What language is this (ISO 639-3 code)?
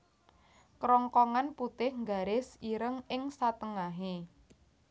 jav